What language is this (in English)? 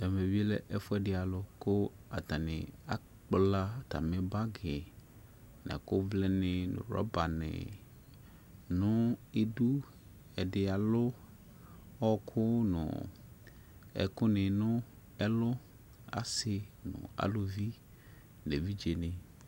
Ikposo